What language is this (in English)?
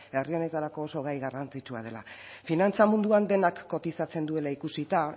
Basque